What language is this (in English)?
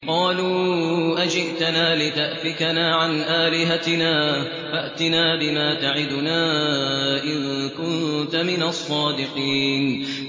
Arabic